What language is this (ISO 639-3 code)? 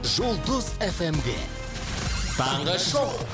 kaz